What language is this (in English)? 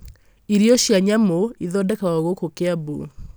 Kikuyu